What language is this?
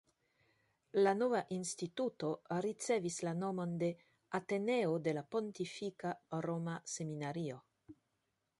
Esperanto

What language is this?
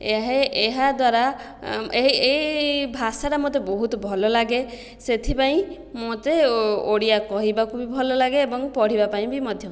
Odia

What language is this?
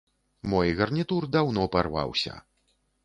Belarusian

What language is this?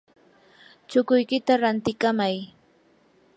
Yanahuanca Pasco Quechua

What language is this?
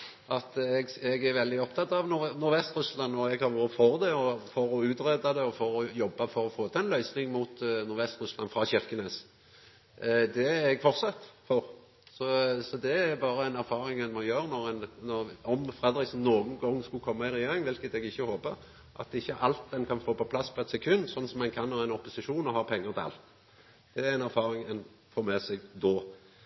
Norwegian Nynorsk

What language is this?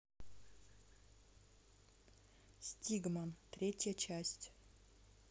Russian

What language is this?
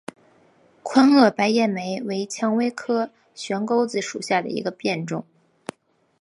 Chinese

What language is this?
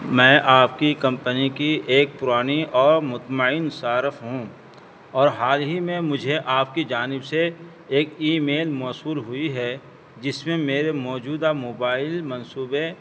Urdu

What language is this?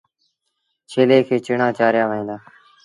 Sindhi Bhil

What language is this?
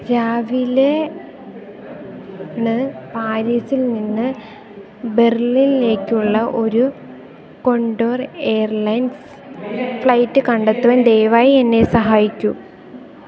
Malayalam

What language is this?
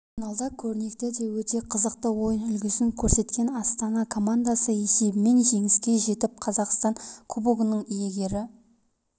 Kazakh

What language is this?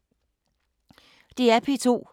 Danish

